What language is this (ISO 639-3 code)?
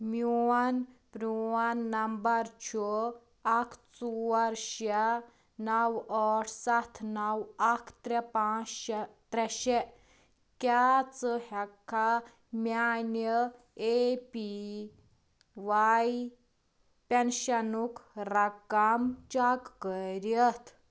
kas